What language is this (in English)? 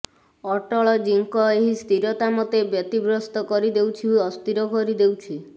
Odia